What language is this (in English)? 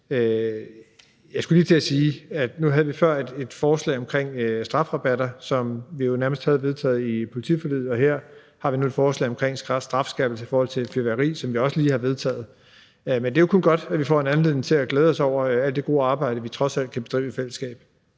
Danish